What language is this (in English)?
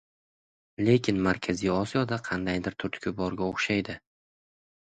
Uzbek